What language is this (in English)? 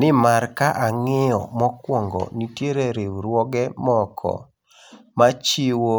Luo (Kenya and Tanzania)